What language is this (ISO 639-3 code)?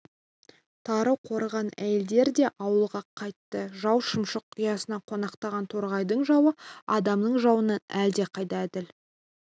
kaz